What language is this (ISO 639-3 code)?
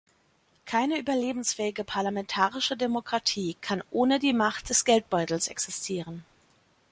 deu